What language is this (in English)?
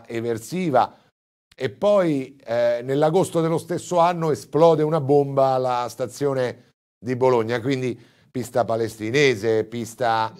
Italian